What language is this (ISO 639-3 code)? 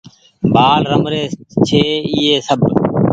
gig